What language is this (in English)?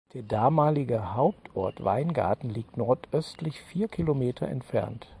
German